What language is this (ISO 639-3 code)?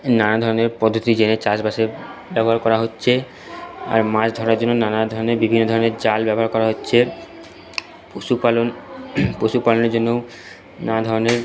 ben